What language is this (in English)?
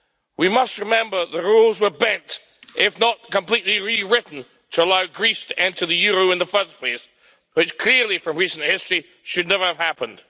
English